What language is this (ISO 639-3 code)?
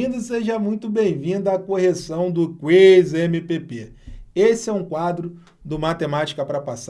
por